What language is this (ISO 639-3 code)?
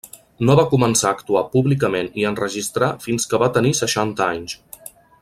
cat